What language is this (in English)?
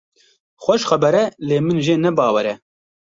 Kurdish